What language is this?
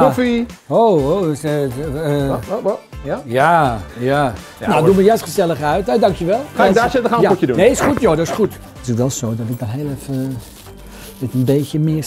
Dutch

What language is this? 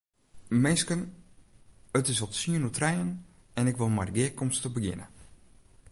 Western Frisian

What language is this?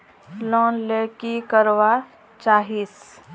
Magahi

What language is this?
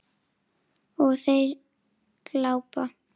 Icelandic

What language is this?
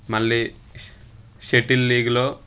Telugu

